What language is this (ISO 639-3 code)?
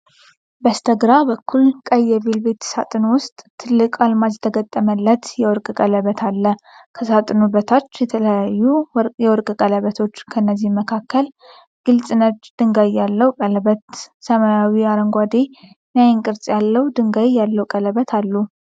amh